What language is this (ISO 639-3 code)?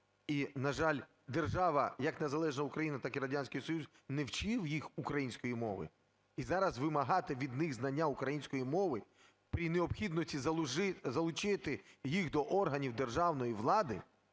ukr